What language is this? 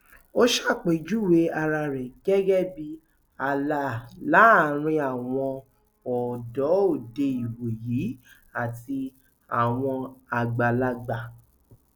Yoruba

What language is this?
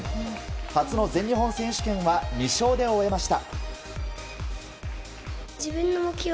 Japanese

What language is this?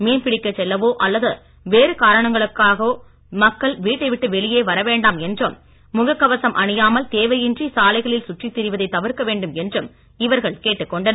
Tamil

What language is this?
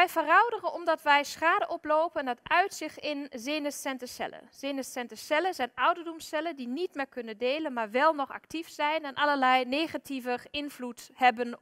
Dutch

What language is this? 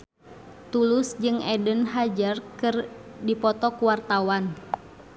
Sundanese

